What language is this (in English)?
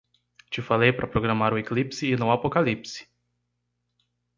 Portuguese